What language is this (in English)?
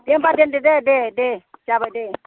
Bodo